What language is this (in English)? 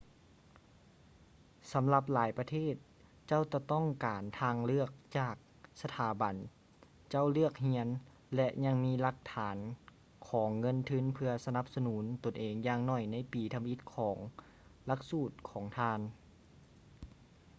Lao